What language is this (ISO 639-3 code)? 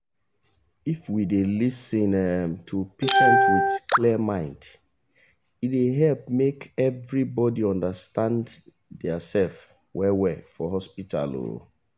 pcm